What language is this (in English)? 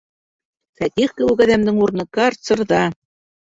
Bashkir